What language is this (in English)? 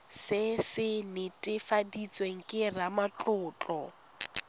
Tswana